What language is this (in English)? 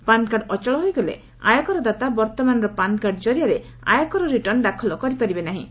Odia